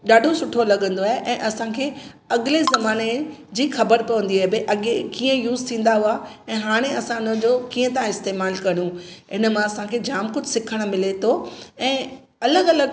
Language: Sindhi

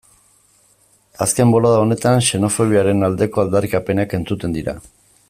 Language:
Basque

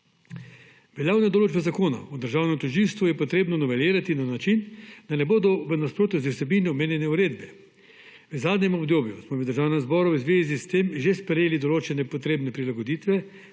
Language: Slovenian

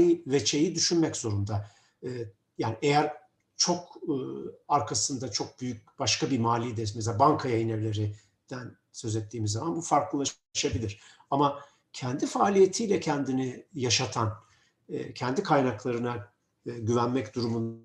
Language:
Turkish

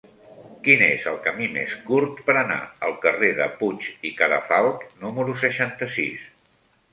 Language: Catalan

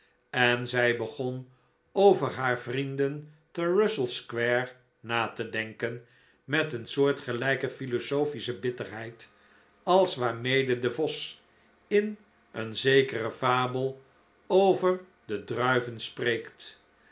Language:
Dutch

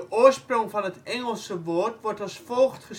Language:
Dutch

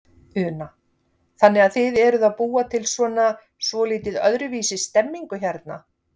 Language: Icelandic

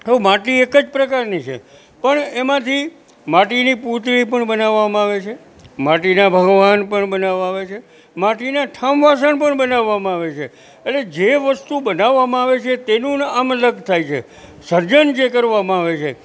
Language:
Gujarati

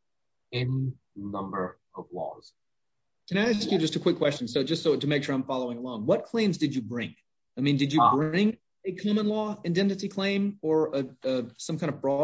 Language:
English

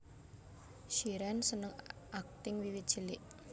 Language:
Javanese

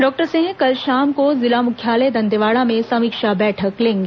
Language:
Hindi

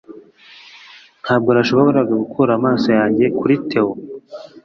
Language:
Kinyarwanda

